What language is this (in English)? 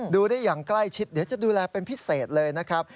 Thai